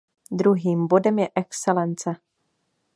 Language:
Czech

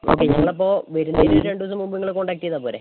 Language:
Malayalam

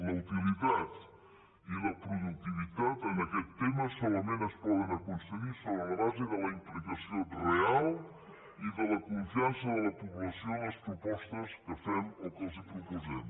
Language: Catalan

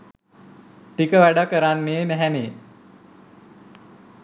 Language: Sinhala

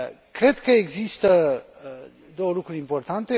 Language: Romanian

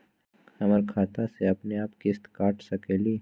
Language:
Magahi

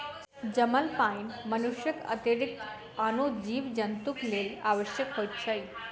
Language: Maithili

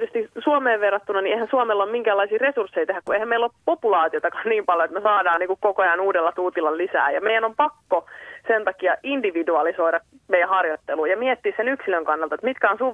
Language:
Finnish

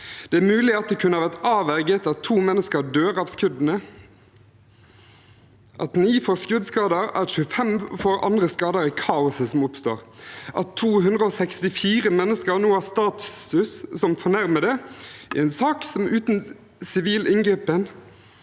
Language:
Norwegian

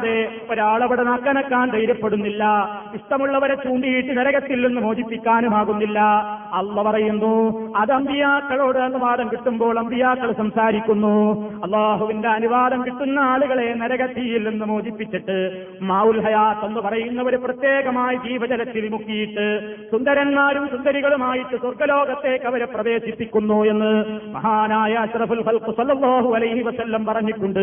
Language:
Malayalam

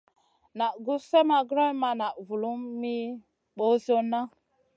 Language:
Masana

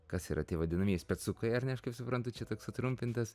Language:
Lithuanian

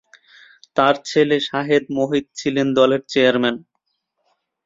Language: Bangla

